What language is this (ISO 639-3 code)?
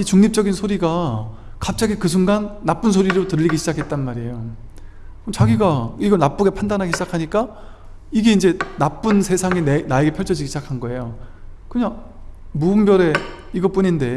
kor